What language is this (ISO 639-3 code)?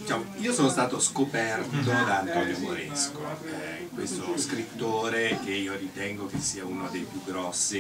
ita